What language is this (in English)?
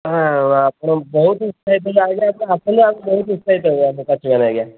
Odia